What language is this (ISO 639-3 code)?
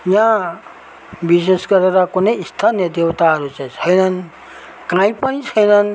nep